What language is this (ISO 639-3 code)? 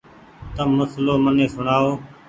gig